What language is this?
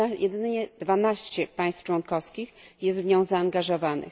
Polish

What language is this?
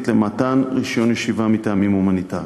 Hebrew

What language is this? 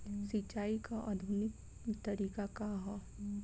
Bhojpuri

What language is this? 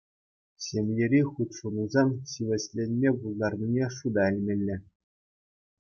Chuvash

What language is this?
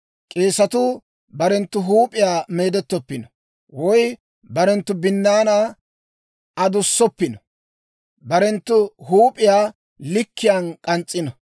Dawro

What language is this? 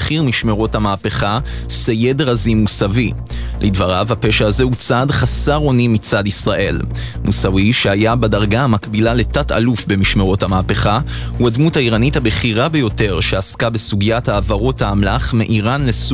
Hebrew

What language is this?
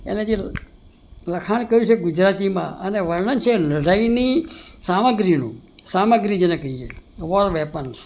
Gujarati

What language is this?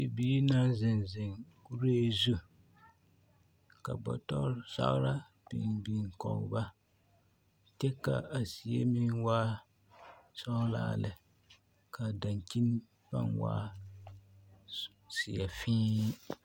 Southern Dagaare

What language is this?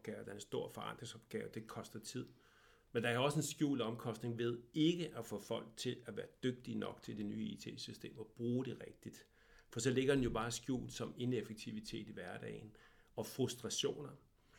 Danish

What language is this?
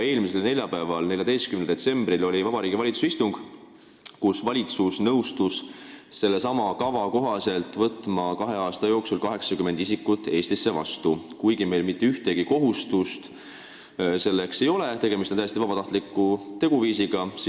Estonian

